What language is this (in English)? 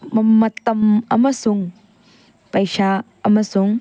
Manipuri